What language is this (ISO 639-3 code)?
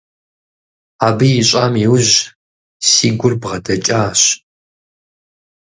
kbd